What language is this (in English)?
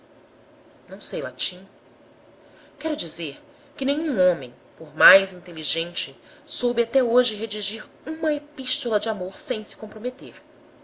Portuguese